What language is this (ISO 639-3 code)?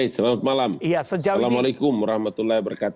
ind